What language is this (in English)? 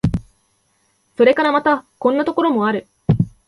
Japanese